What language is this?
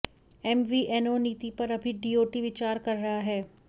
Hindi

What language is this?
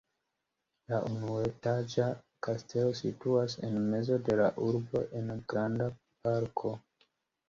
Esperanto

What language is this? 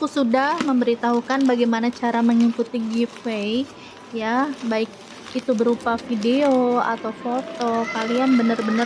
Indonesian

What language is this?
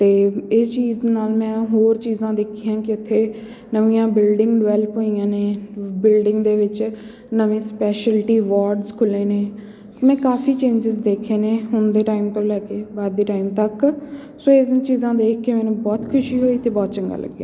Punjabi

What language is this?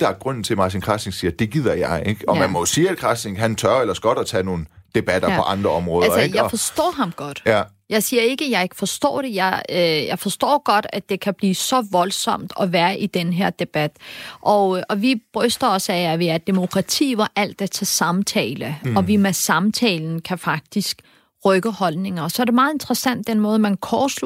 Danish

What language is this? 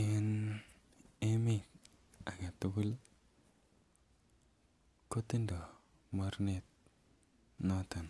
Kalenjin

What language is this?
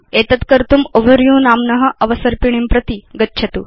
Sanskrit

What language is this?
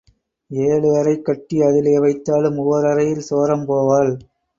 Tamil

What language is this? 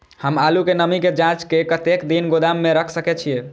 Maithili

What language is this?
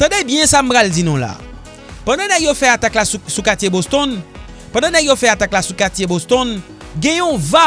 French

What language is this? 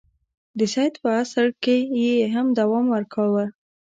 Pashto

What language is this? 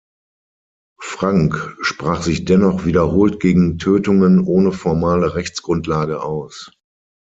German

